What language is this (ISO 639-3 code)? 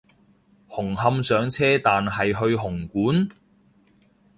yue